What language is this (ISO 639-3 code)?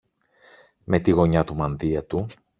ell